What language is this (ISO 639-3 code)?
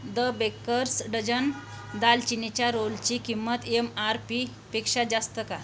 mar